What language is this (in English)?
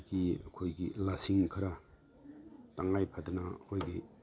Manipuri